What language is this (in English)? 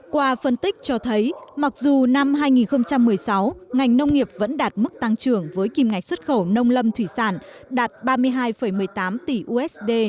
Vietnamese